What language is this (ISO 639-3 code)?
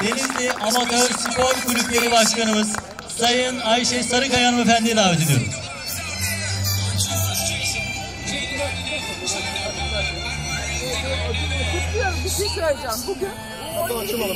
tur